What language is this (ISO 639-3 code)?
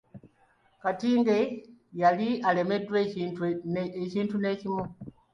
lug